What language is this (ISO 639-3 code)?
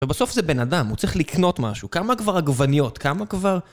heb